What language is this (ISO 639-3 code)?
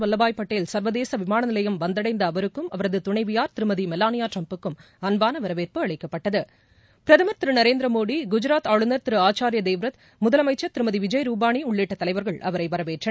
tam